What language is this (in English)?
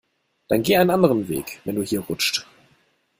German